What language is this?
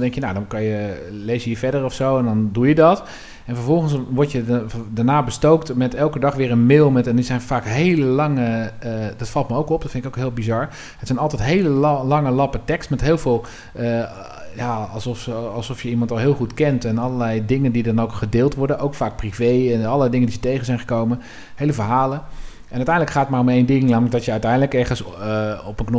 Dutch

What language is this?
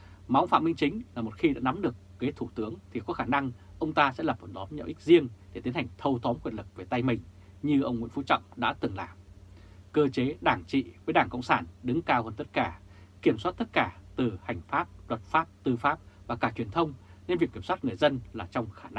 Vietnamese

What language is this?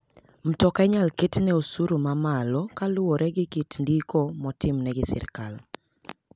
Luo (Kenya and Tanzania)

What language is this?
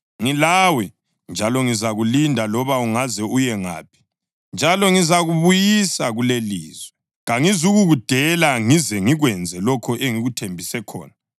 North Ndebele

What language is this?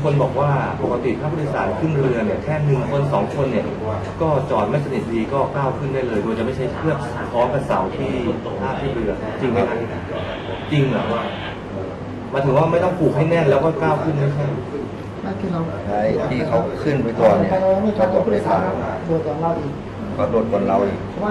Thai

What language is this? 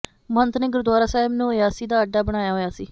Punjabi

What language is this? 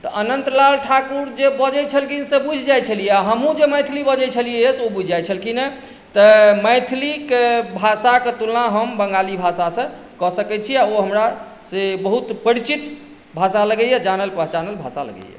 Maithili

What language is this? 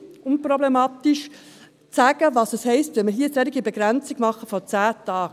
Swiss German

